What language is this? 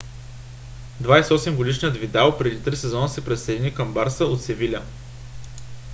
Bulgarian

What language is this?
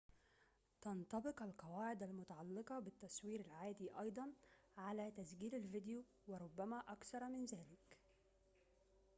Arabic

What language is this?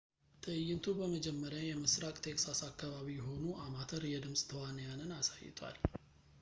Amharic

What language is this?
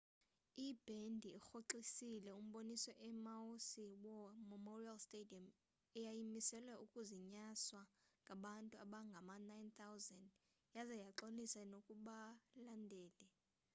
Xhosa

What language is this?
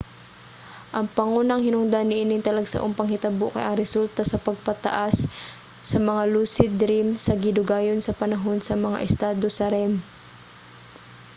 Cebuano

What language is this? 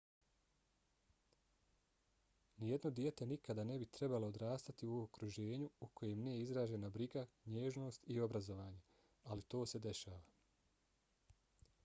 Bosnian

